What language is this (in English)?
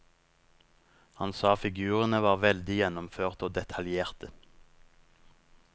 Norwegian